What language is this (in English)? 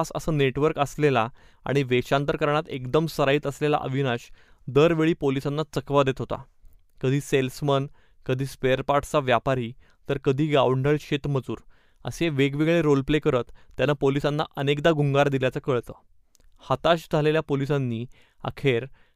Marathi